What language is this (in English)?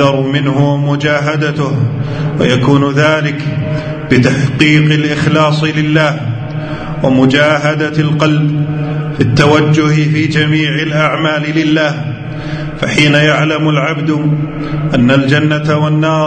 Arabic